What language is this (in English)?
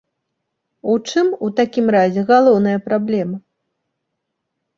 Belarusian